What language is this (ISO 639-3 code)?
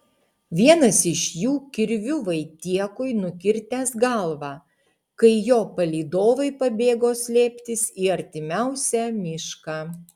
lit